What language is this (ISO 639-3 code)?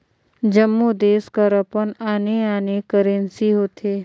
hne